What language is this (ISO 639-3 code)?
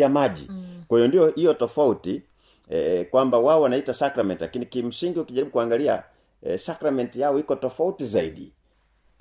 swa